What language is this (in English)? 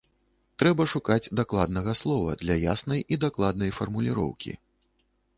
Belarusian